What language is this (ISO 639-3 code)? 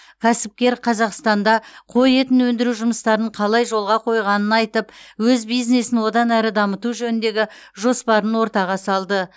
kaz